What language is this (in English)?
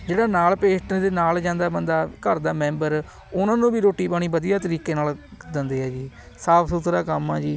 Punjabi